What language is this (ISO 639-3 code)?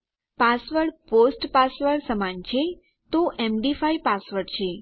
guj